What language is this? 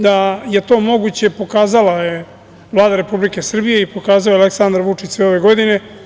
Serbian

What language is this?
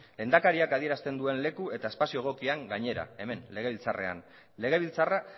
Basque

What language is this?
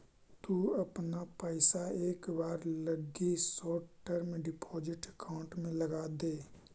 Magahi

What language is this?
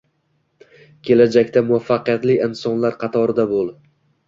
Uzbek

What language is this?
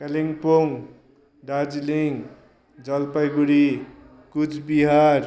Nepali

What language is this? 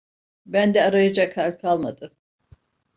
Turkish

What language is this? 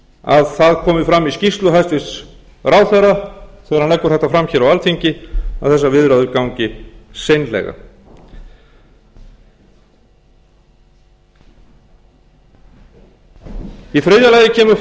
Icelandic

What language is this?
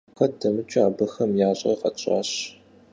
Kabardian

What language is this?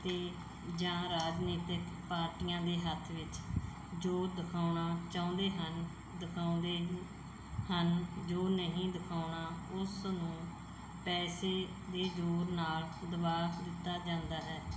Punjabi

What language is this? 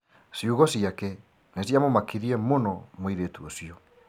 Kikuyu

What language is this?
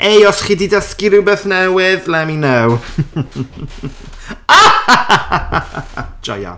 Welsh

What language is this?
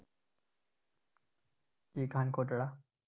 Gujarati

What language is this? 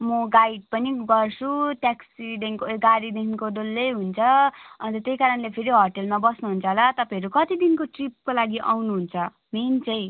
Nepali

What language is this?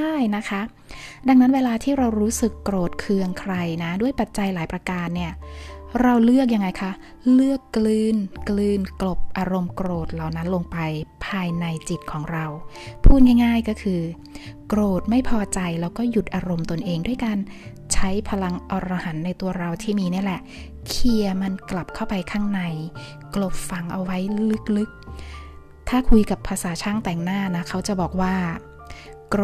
Thai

